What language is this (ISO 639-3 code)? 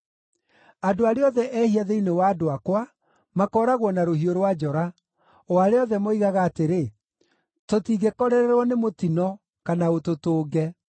kik